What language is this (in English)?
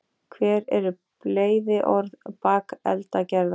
Icelandic